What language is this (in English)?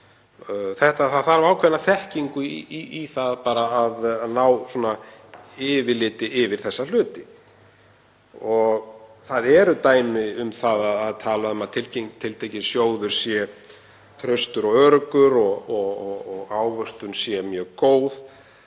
Icelandic